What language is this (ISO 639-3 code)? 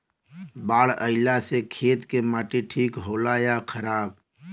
bho